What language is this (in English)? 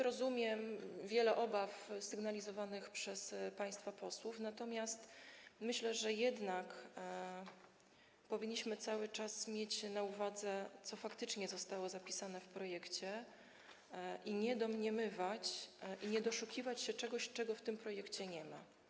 Polish